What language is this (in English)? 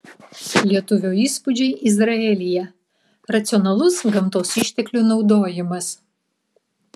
Lithuanian